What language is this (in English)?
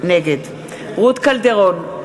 Hebrew